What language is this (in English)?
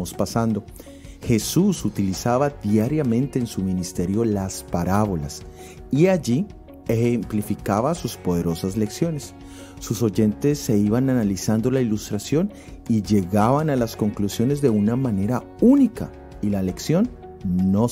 Spanish